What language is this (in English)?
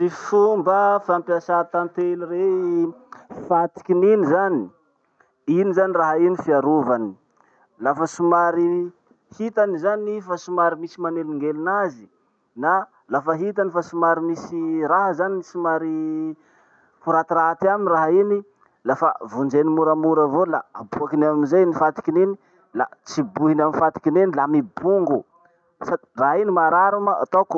Masikoro Malagasy